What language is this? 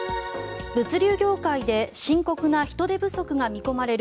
Japanese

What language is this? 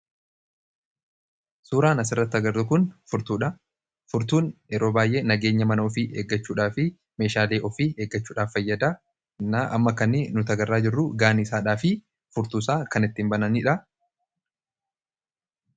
Oromo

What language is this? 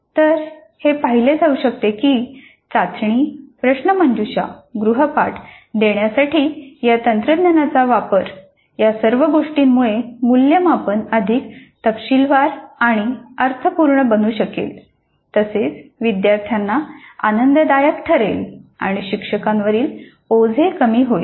Marathi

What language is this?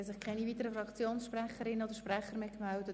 Swiss German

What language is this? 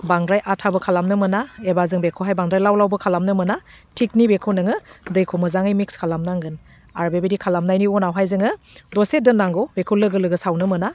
Bodo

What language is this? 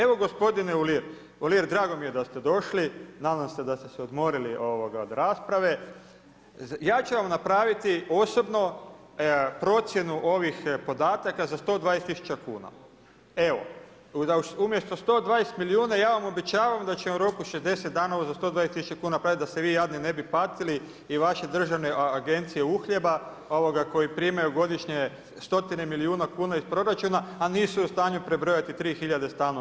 Croatian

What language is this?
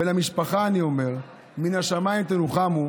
Hebrew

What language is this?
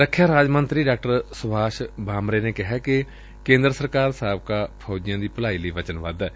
Punjabi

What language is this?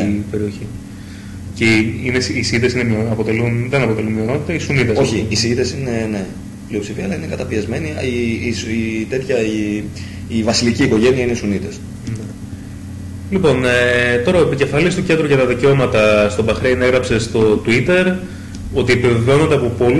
Greek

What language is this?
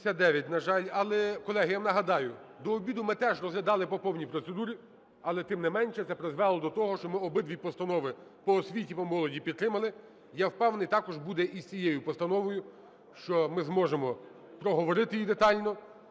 Ukrainian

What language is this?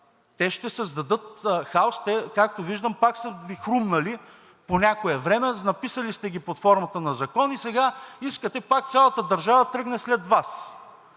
Bulgarian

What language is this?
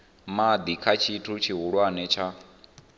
Venda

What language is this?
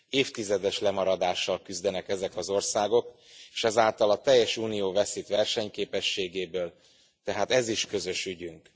Hungarian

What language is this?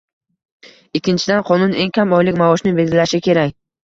Uzbek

